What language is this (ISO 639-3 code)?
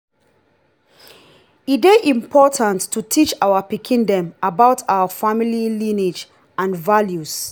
pcm